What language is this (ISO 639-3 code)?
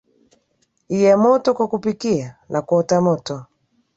swa